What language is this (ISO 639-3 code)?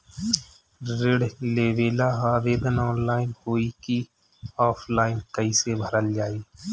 bho